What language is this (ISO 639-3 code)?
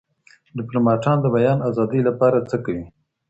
pus